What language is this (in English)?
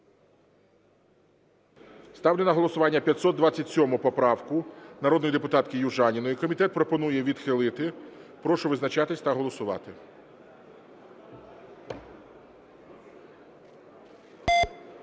Ukrainian